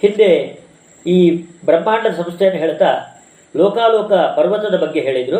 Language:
Kannada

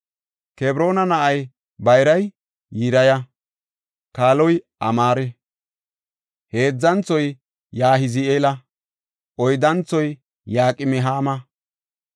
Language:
Gofa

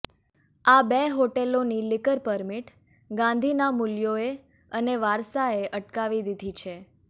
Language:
Gujarati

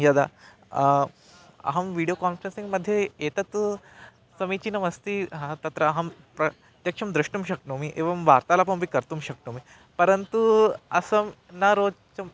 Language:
Sanskrit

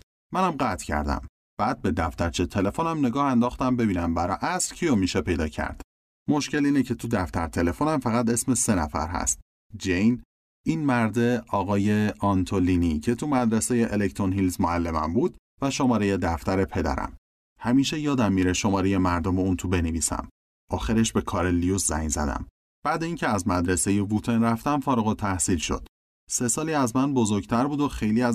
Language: Persian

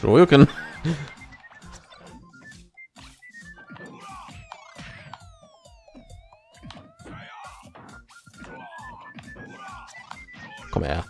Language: German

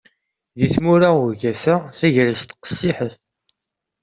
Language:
Kabyle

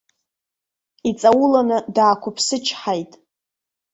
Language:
Abkhazian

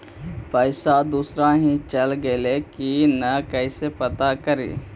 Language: Magahi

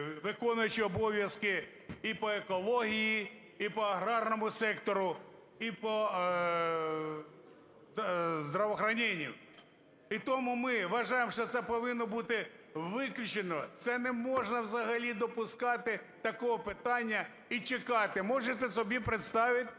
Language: Ukrainian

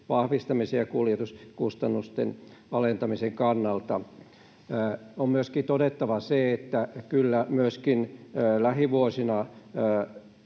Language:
Finnish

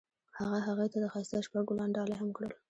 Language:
Pashto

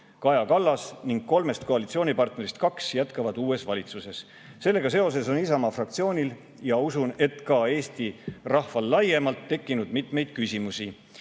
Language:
Estonian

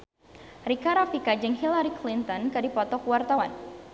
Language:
Sundanese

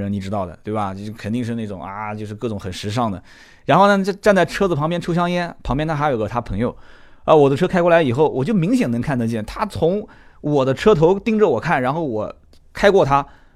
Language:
Chinese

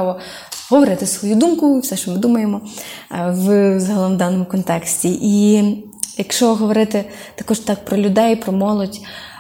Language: Ukrainian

